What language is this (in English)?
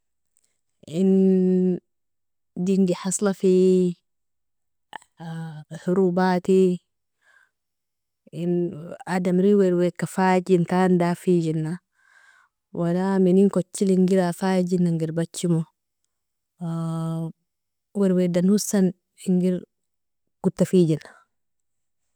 Nobiin